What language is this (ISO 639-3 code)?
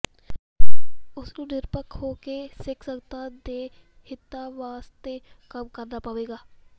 pan